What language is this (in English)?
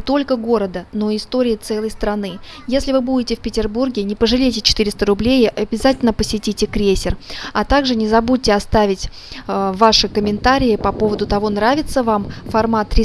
Russian